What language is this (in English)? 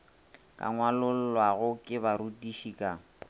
Northern Sotho